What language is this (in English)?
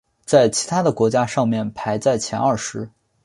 Chinese